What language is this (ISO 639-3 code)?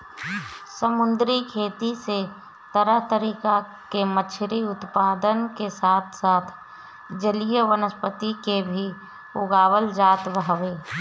bho